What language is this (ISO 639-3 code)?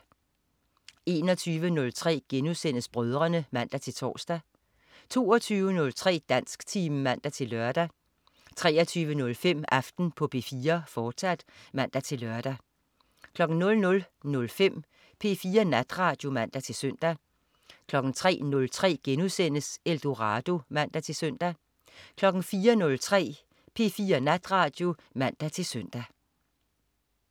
dan